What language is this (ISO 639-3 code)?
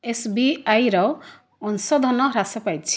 ori